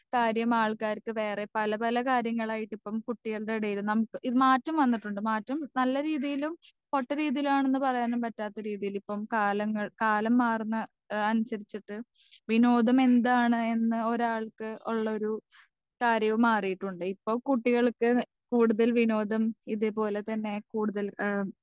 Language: Malayalam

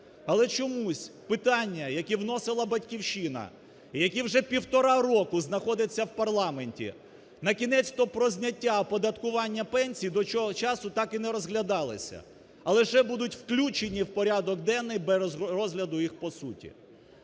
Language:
Ukrainian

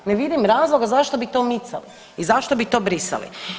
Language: Croatian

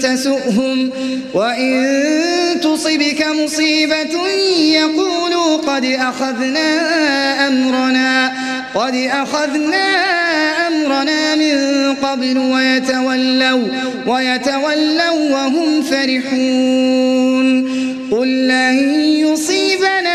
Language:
Arabic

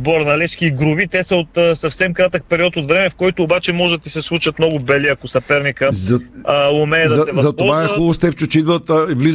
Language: Bulgarian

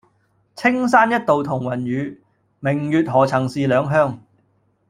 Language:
Cantonese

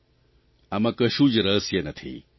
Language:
Gujarati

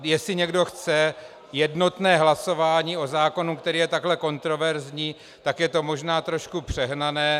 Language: Czech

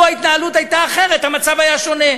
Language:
Hebrew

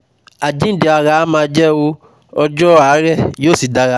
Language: Yoruba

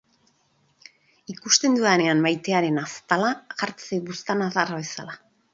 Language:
Basque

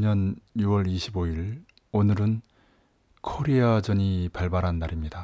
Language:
Korean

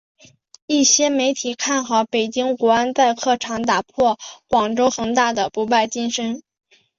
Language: Chinese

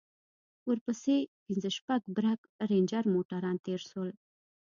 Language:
Pashto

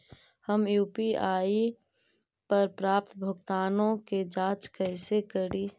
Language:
Magahi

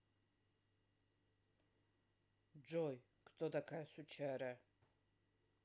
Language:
Russian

